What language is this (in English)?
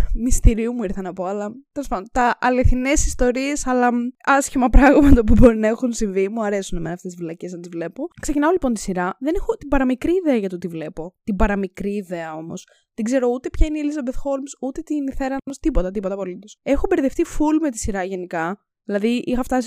Greek